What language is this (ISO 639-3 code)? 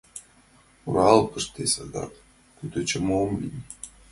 chm